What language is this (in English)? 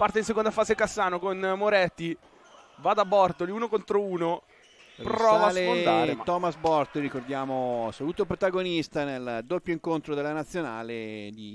Italian